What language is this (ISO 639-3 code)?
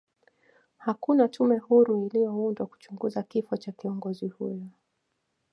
swa